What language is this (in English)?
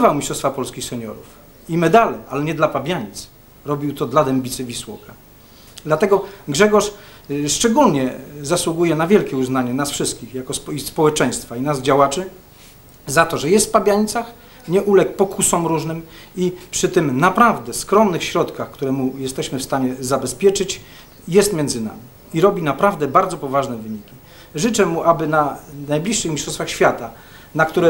Polish